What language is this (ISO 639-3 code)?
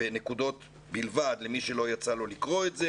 heb